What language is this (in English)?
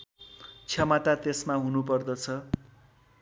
Nepali